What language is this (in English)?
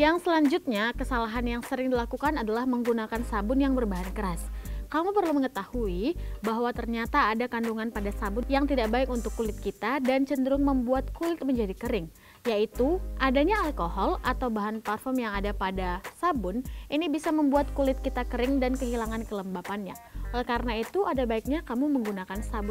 Indonesian